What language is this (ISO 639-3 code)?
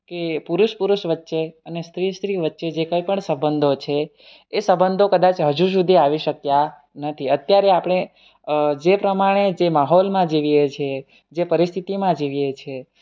guj